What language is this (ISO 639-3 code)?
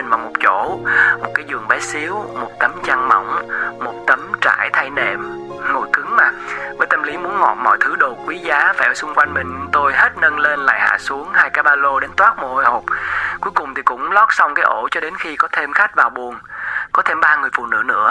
vie